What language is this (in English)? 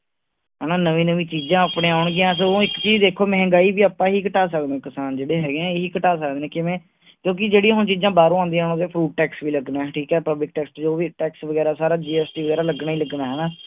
Punjabi